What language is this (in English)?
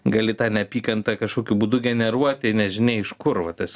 Lithuanian